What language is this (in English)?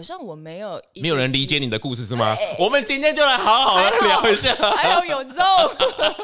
Chinese